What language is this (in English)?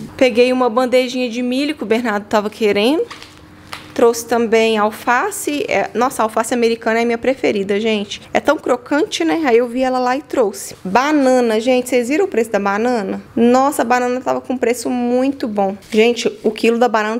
Portuguese